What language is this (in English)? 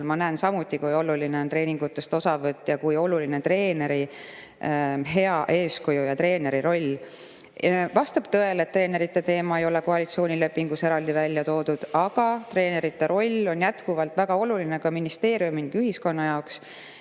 Estonian